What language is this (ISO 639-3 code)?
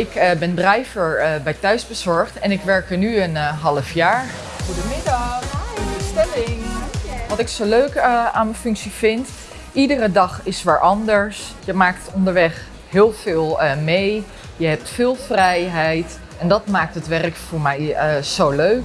nld